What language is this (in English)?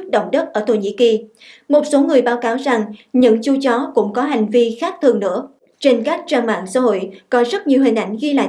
Vietnamese